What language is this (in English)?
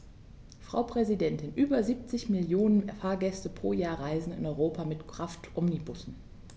German